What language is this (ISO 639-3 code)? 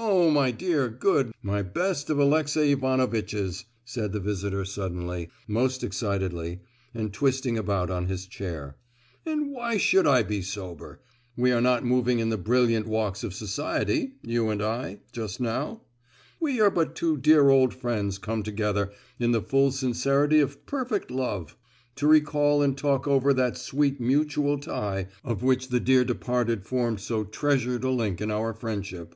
eng